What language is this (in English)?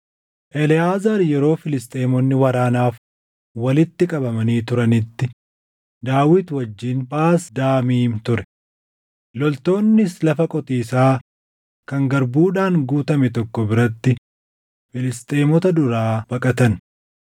Oromo